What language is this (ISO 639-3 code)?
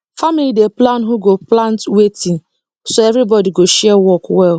pcm